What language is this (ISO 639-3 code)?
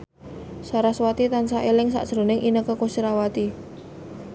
jav